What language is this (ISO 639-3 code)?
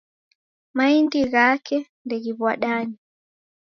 dav